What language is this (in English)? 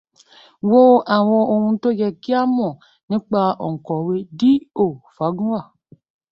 Yoruba